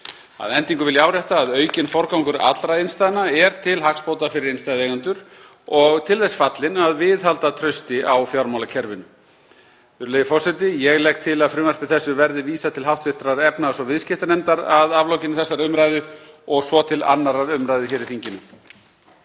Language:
Icelandic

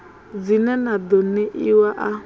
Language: Venda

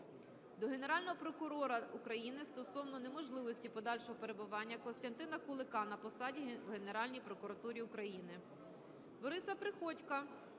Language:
Ukrainian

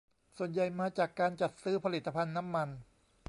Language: Thai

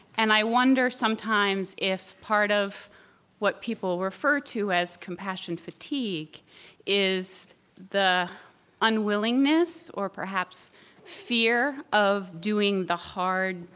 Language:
English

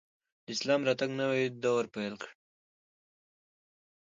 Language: Pashto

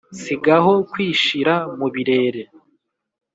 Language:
Kinyarwanda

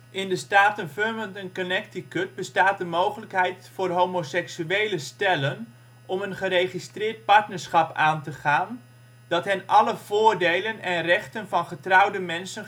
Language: Dutch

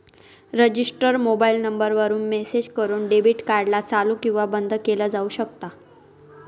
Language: Marathi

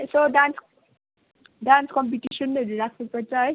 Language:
Nepali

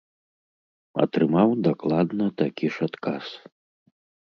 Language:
Belarusian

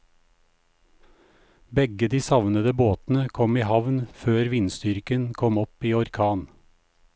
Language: Norwegian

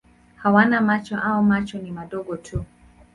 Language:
Swahili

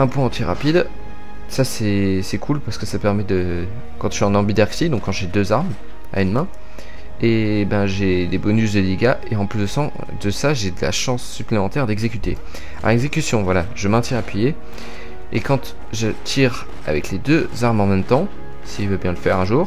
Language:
French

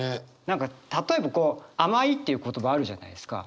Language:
Japanese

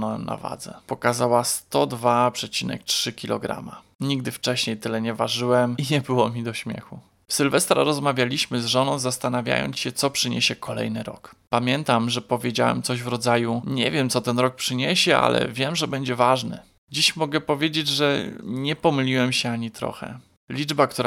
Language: Polish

